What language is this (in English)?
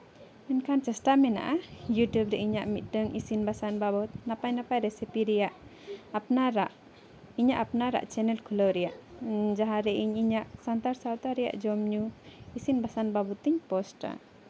Santali